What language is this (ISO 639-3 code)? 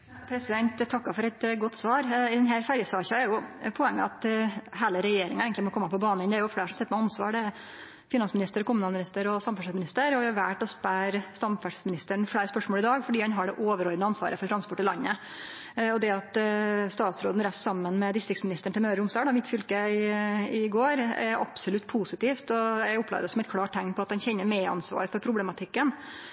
nno